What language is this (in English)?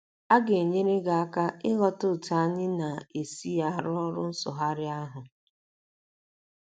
Igbo